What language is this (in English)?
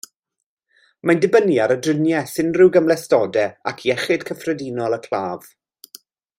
Welsh